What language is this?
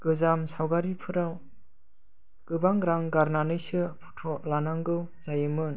Bodo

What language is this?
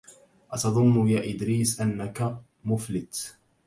Arabic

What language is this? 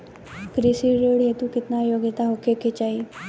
Bhojpuri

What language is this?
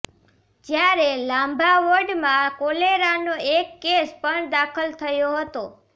Gujarati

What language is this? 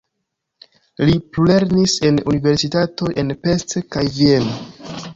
Esperanto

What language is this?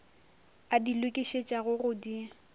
Northern Sotho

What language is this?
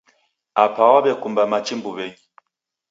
Taita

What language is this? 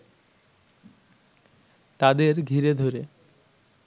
Bangla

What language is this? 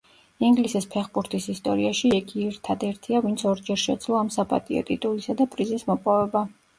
Georgian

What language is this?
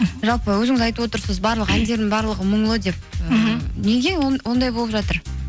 Kazakh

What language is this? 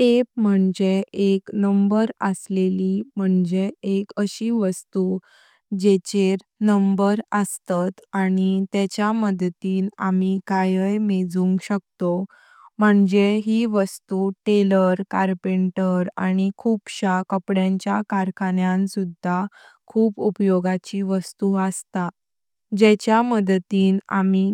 Konkani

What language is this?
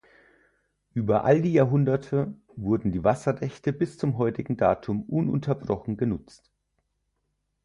German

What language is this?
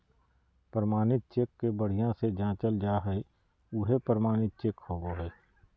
Magahi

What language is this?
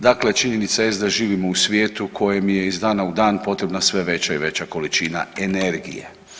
Croatian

